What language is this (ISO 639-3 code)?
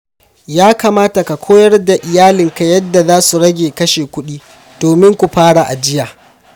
hau